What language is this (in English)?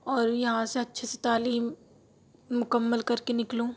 Urdu